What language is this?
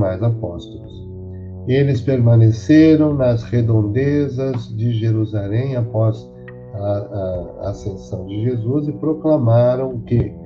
Portuguese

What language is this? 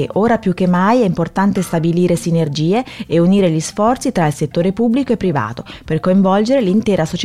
Italian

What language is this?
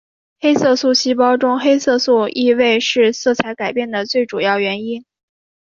Chinese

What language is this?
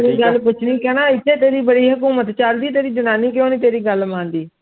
Punjabi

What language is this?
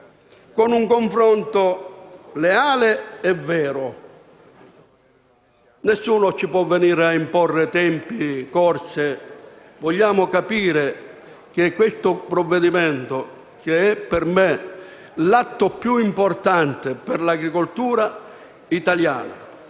Italian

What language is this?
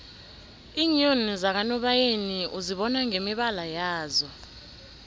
South Ndebele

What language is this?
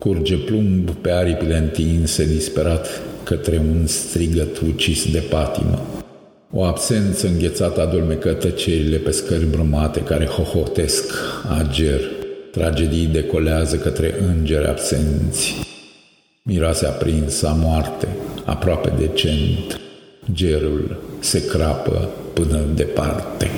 Romanian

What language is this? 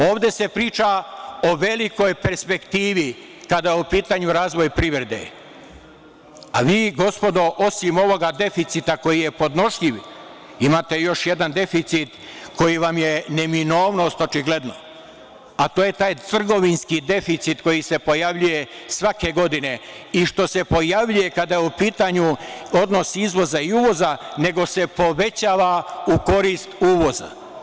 Serbian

